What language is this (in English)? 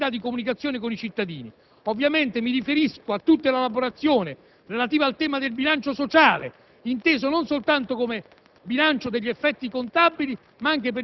Italian